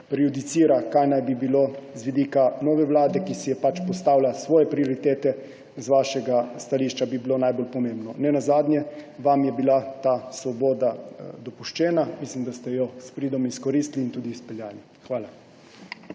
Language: Slovenian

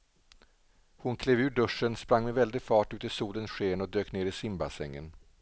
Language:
Swedish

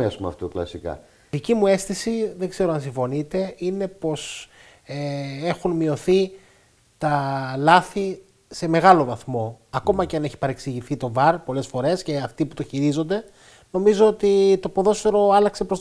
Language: Greek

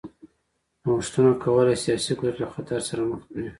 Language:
Pashto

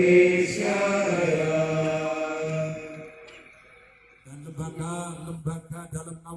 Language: Indonesian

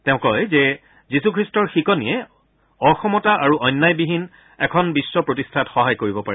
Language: Assamese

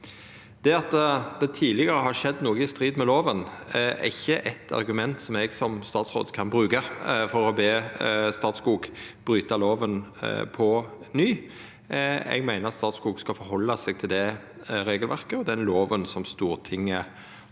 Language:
Norwegian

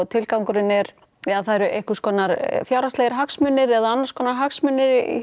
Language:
Icelandic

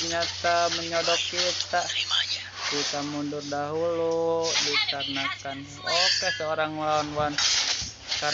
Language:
Indonesian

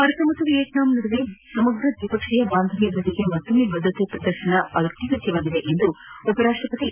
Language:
Kannada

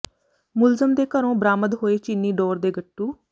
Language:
Punjabi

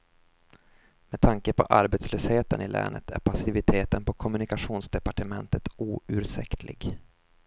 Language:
Swedish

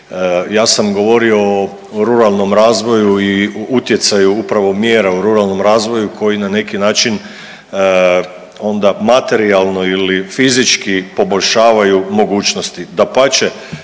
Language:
Croatian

